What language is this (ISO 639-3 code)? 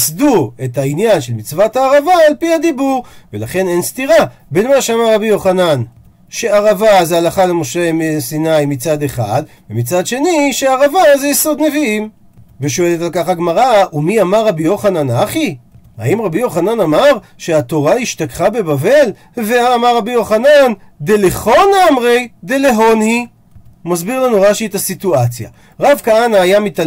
heb